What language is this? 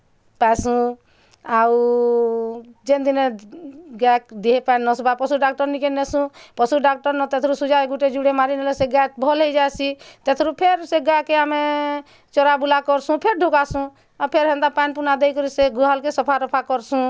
Odia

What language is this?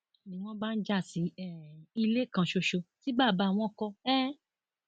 Yoruba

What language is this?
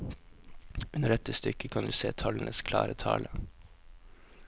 Norwegian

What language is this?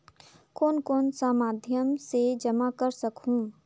Chhattisgarhi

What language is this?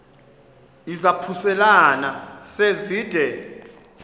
Xhosa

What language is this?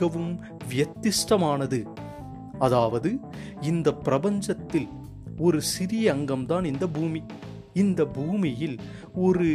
Tamil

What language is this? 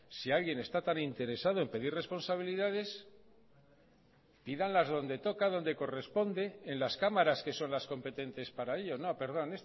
Spanish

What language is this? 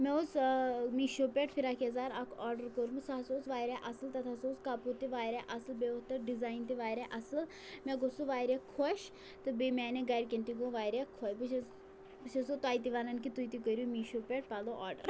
Kashmiri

